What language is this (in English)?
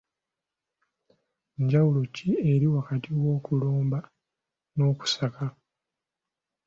Ganda